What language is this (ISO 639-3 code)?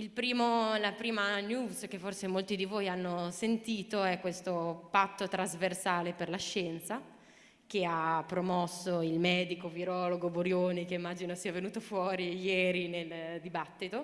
ita